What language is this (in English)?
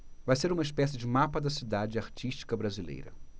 Portuguese